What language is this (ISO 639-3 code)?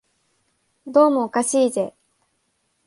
jpn